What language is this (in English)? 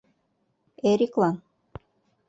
Mari